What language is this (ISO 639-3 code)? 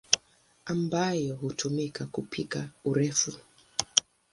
swa